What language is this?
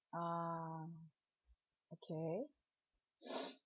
English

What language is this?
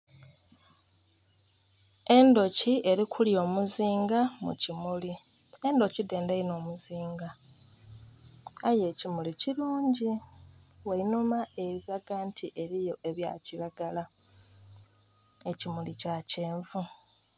Soga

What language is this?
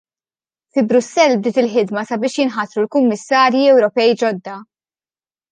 Maltese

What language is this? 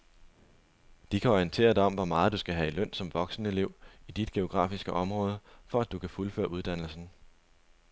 Danish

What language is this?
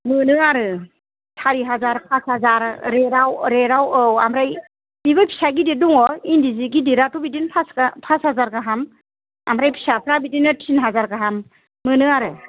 Bodo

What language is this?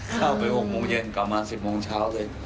Thai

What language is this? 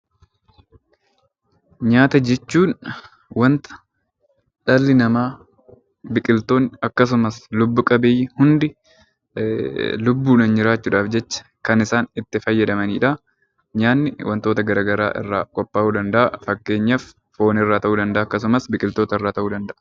Oromo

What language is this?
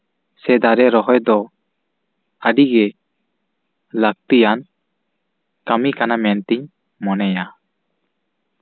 Santali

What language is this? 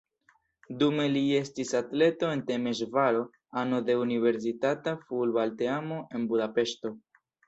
Esperanto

